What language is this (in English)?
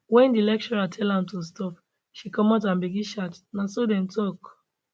Nigerian Pidgin